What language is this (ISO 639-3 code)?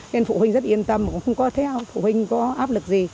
vie